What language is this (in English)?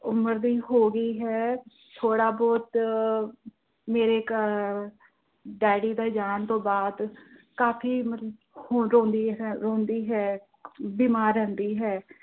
Punjabi